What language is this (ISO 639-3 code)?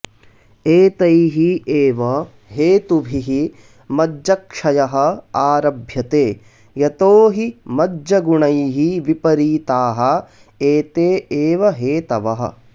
san